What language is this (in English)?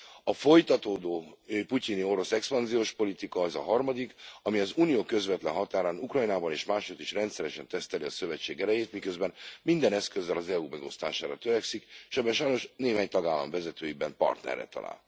Hungarian